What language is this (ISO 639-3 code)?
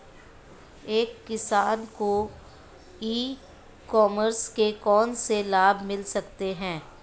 hin